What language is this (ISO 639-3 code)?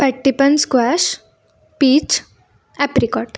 mar